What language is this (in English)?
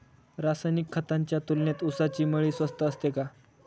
Marathi